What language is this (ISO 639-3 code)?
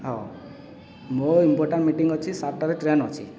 ori